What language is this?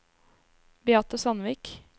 Norwegian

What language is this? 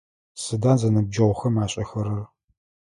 Adyghe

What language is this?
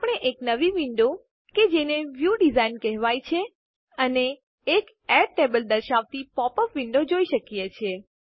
Gujarati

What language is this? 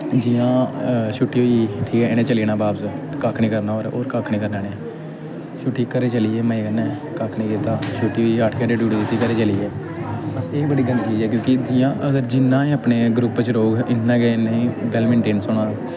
Dogri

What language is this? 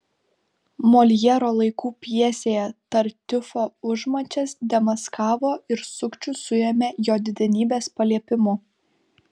Lithuanian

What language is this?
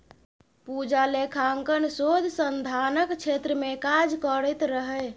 Maithili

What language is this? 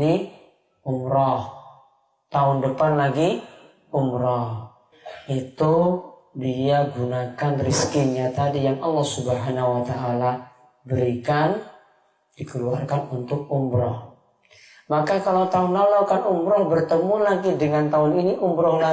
Indonesian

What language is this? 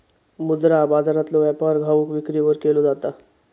Marathi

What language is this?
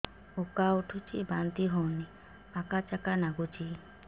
Odia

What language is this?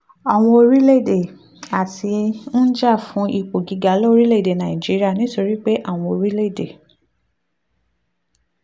Yoruba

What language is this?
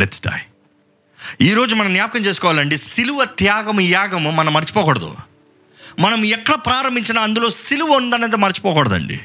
Telugu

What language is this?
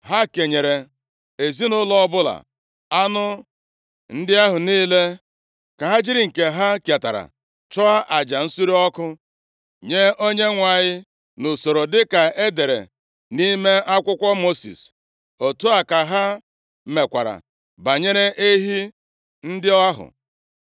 Igbo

